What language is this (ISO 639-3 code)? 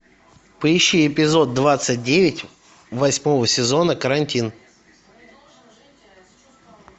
rus